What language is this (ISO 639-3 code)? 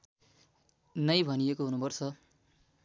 nep